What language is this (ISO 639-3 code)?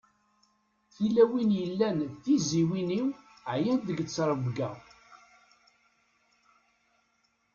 kab